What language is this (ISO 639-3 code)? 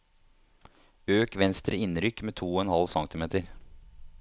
nor